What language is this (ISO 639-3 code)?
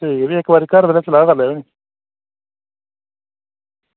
doi